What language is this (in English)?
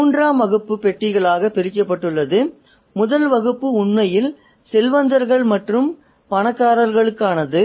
Tamil